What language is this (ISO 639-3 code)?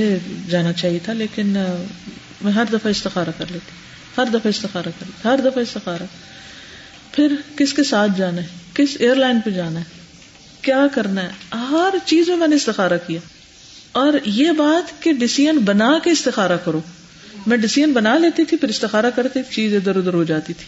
urd